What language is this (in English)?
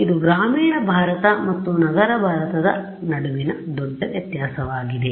Kannada